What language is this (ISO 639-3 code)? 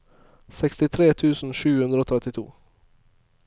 nor